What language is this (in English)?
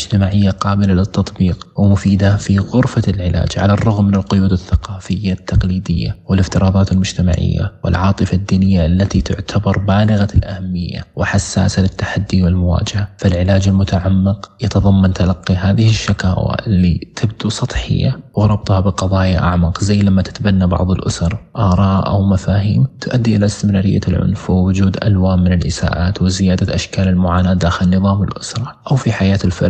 Arabic